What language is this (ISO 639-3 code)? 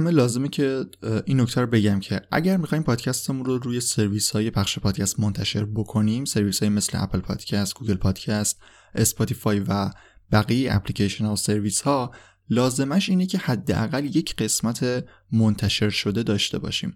fas